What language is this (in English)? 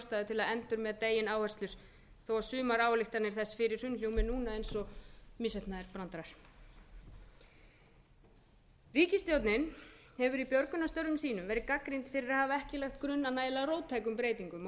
Icelandic